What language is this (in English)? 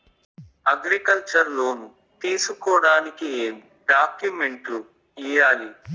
Telugu